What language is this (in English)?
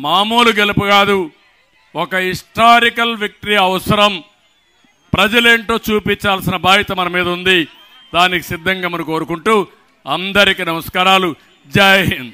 Telugu